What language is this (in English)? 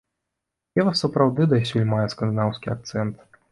Belarusian